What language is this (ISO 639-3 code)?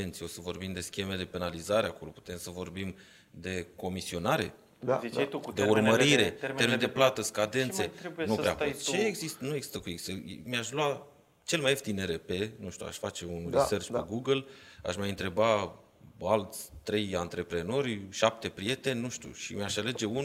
ron